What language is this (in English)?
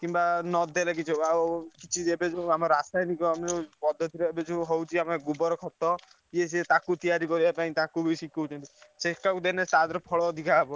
Odia